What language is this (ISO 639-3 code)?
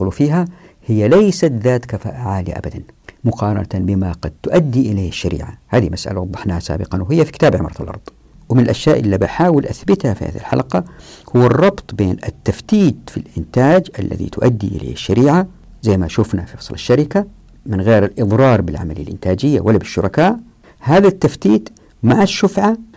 ara